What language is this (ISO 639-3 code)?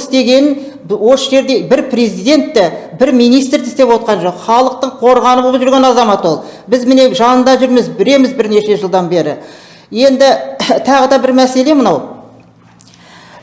tur